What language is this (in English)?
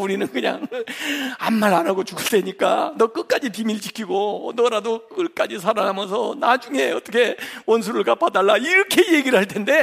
Korean